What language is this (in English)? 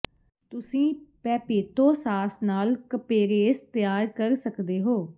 Punjabi